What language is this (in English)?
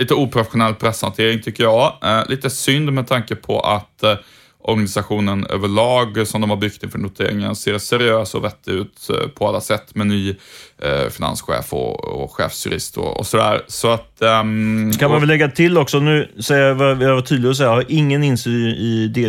Swedish